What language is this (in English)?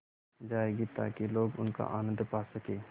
Hindi